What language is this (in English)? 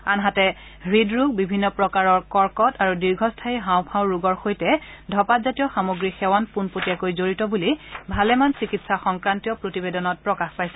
Assamese